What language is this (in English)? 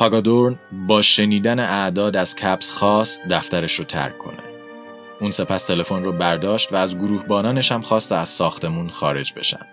Persian